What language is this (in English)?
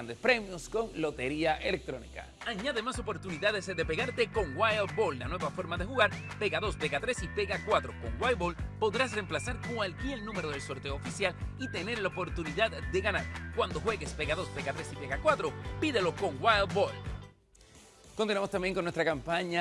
Spanish